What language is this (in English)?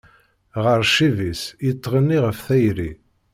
Kabyle